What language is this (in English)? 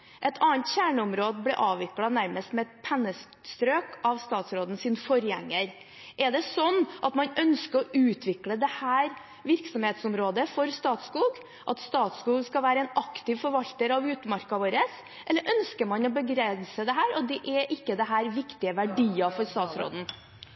Norwegian